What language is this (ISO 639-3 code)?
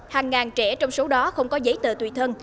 vie